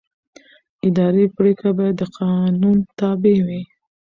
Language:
Pashto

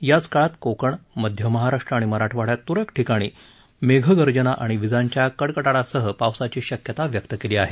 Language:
Marathi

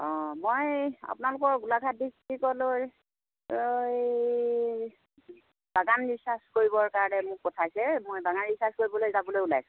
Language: Assamese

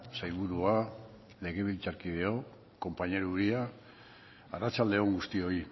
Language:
Basque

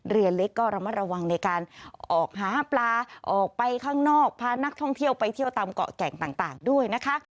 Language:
Thai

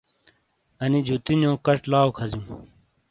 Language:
Shina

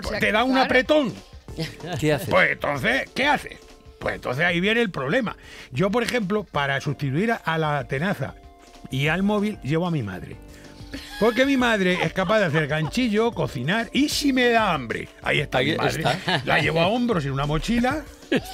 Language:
Spanish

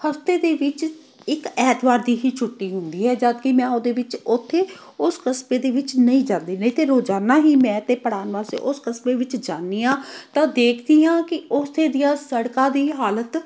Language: Punjabi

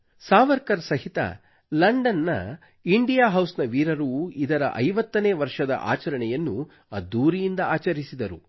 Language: Kannada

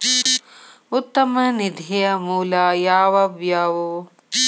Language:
Kannada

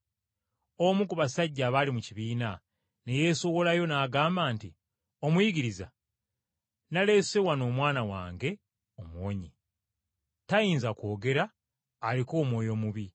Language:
Ganda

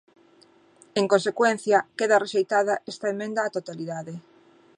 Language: Galician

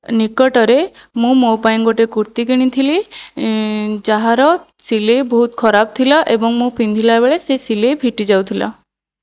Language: Odia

